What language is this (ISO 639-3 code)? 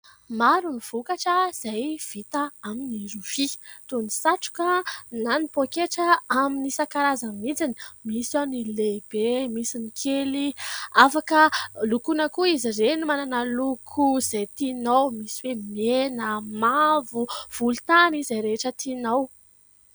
mlg